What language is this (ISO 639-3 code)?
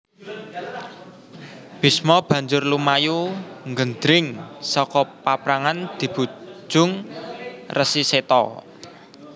jav